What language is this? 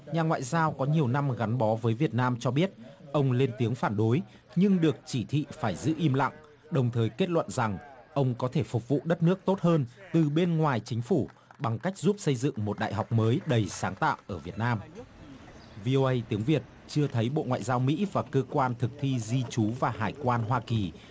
Vietnamese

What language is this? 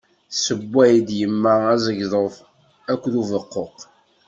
Kabyle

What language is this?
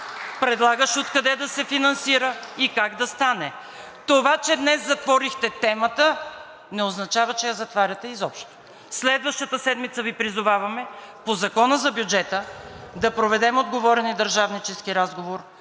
Bulgarian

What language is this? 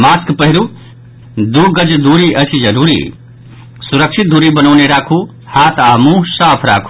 Maithili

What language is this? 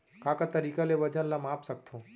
Chhattisgarhi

